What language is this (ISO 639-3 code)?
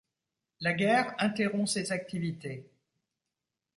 fra